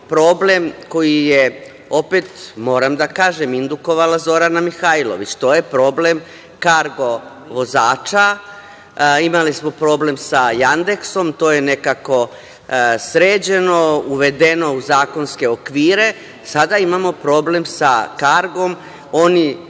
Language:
Serbian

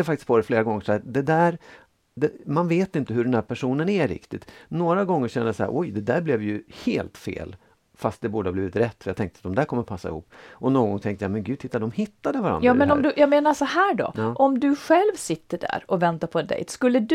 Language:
Swedish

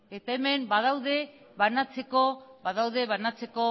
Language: Basque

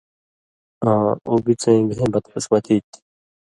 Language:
Indus Kohistani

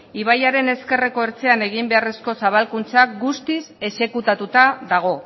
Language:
Basque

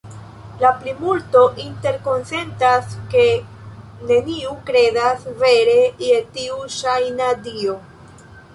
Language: Esperanto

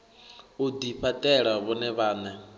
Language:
Venda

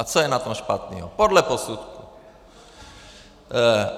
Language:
Czech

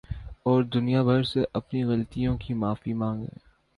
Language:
Urdu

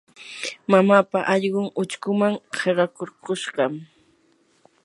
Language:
Yanahuanca Pasco Quechua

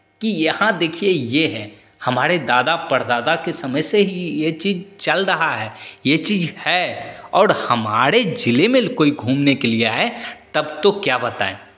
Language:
Hindi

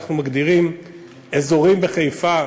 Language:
Hebrew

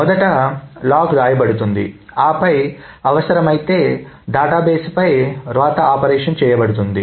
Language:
Telugu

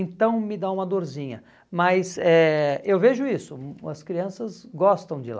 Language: Portuguese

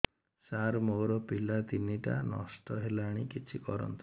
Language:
Odia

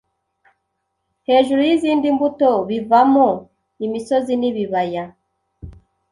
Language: Kinyarwanda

